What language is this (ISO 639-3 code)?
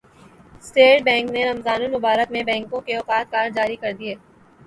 urd